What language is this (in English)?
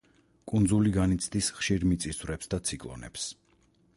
Georgian